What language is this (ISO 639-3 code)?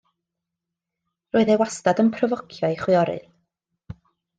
cym